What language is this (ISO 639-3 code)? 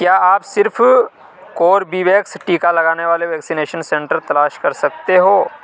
urd